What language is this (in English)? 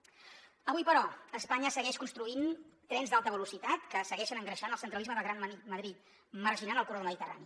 Catalan